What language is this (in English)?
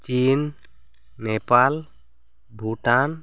Santali